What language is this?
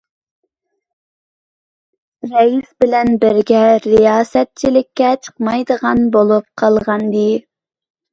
Uyghur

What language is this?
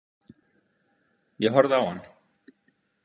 Icelandic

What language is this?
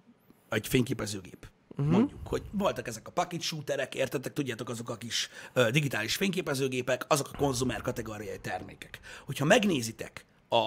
Hungarian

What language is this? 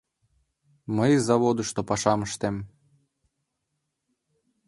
Mari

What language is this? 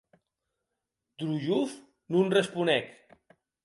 Occitan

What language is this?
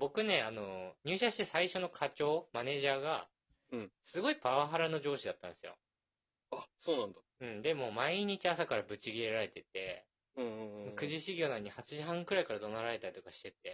Japanese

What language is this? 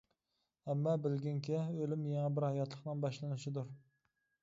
Uyghur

